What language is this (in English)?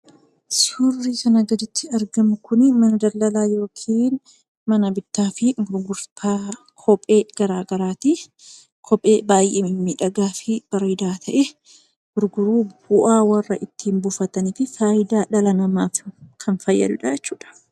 Oromo